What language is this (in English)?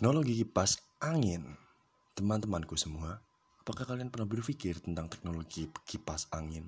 Indonesian